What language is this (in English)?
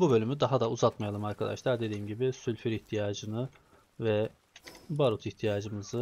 Turkish